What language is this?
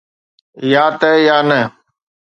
Sindhi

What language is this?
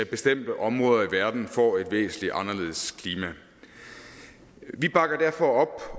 Danish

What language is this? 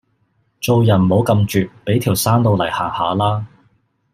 Cantonese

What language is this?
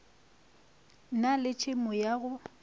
Northern Sotho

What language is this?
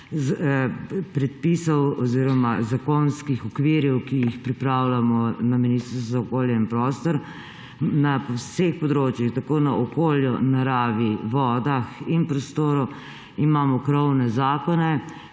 Slovenian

